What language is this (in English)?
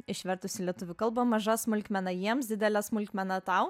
Lithuanian